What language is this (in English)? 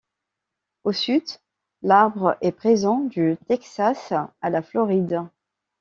French